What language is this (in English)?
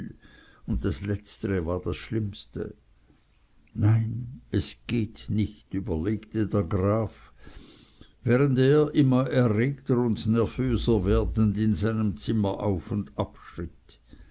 German